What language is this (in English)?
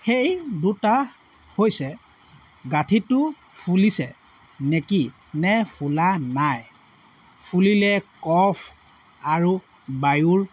Assamese